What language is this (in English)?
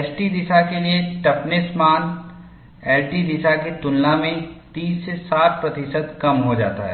Hindi